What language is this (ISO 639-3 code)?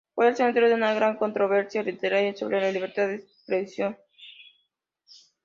spa